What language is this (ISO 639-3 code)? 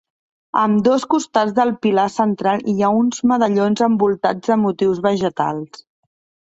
cat